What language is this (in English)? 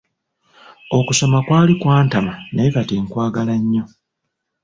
Ganda